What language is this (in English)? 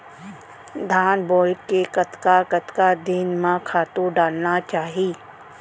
Chhattisgarhi